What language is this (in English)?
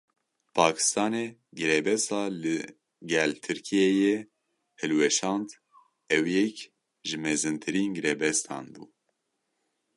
Kurdish